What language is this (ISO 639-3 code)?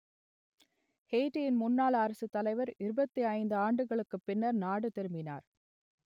tam